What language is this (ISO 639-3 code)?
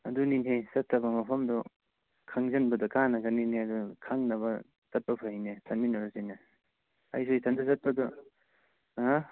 mni